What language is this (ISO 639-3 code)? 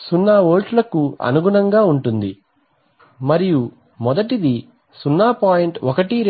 tel